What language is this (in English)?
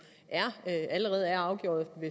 Danish